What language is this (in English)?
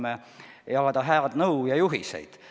Estonian